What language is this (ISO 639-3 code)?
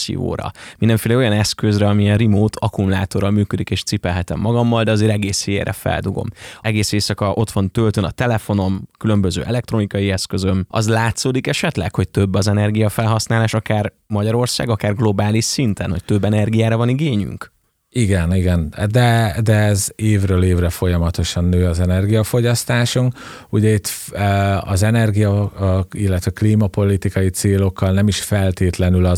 hun